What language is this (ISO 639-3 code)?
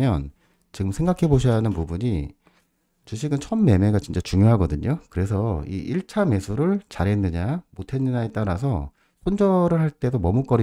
kor